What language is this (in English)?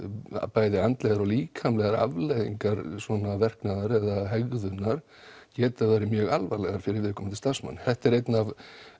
Icelandic